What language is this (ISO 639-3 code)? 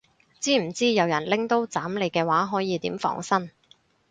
yue